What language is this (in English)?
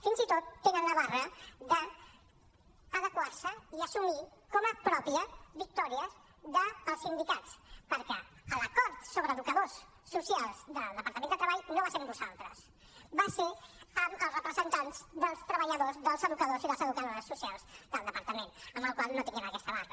Catalan